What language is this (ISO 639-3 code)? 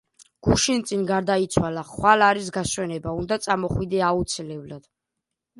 kat